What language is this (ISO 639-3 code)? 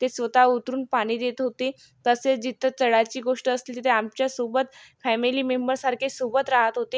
mar